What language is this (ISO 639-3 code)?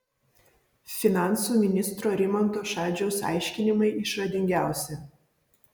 lit